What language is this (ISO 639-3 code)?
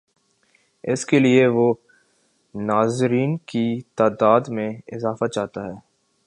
urd